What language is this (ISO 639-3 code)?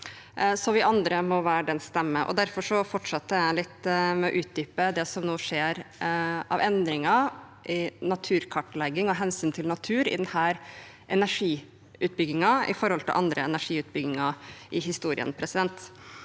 nor